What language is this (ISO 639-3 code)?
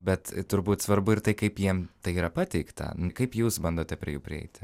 lit